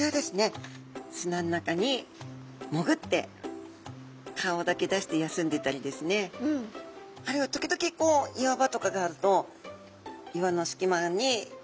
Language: Japanese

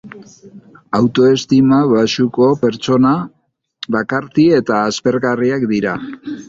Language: Basque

